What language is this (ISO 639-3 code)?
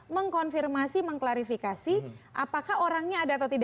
ind